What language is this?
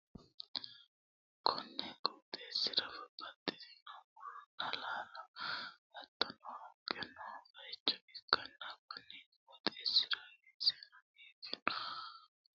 Sidamo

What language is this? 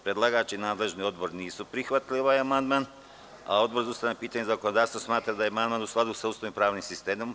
Serbian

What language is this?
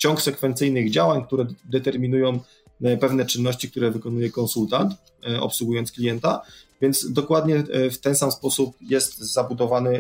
Polish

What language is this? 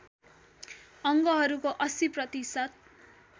Nepali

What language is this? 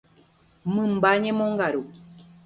Guarani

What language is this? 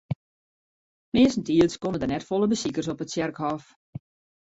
Western Frisian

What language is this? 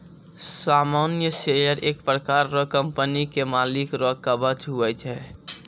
Maithili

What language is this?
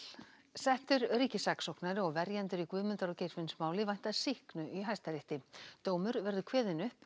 Icelandic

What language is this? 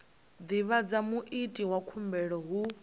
Venda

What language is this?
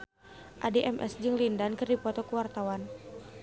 Sundanese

